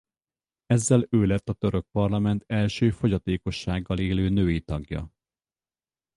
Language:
Hungarian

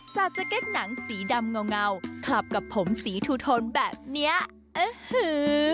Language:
Thai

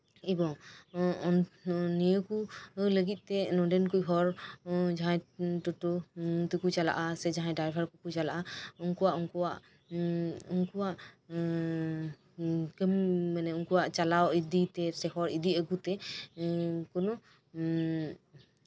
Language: Santali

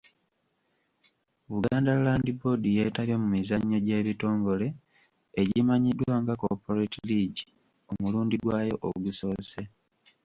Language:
Ganda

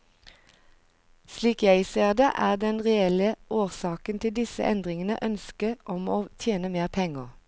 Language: Norwegian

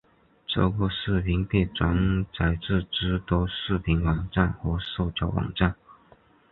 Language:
Chinese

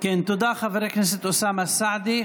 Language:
Hebrew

